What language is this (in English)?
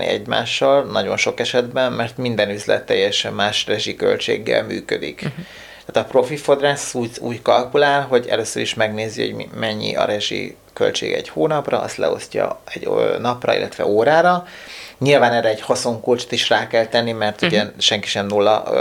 Hungarian